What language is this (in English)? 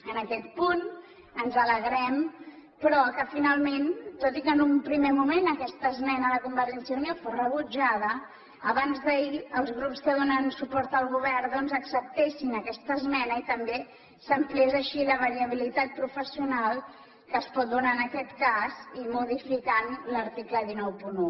Catalan